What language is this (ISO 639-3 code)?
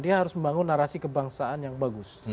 ind